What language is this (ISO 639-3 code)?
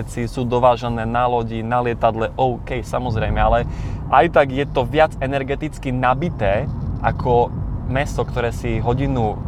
slk